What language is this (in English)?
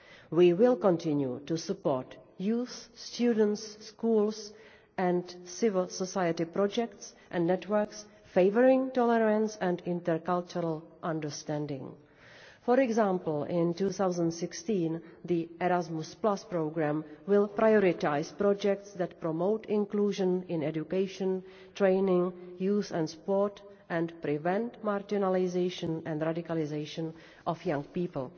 English